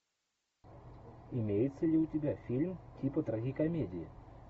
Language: Russian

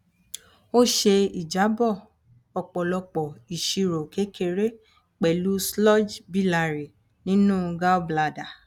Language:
Yoruba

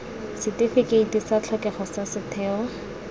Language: Tswana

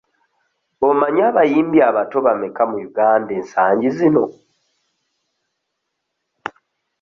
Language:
Ganda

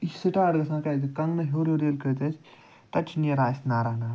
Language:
Kashmiri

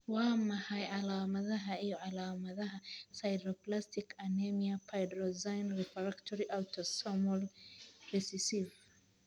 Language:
Somali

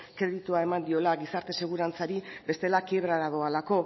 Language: Basque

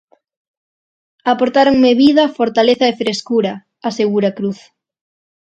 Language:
Galician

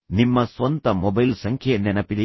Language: Kannada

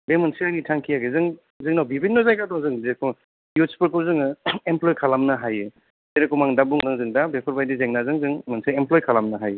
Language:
Bodo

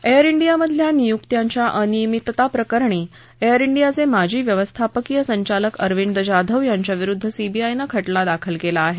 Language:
Marathi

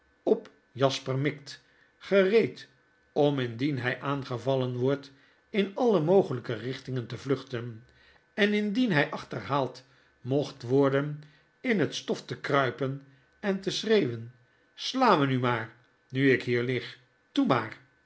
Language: Dutch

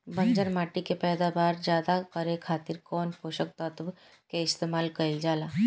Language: Bhojpuri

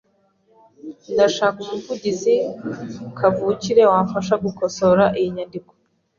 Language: Kinyarwanda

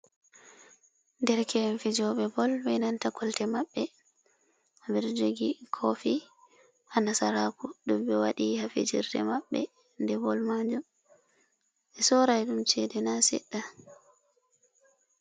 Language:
Fula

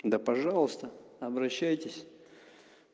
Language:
Russian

